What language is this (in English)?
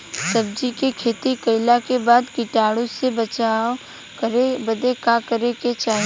Bhojpuri